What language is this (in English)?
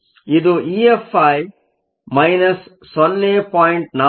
Kannada